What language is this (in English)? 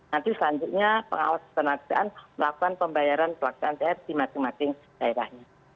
Indonesian